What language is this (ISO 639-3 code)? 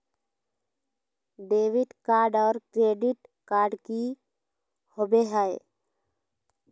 mag